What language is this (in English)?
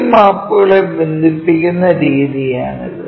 Malayalam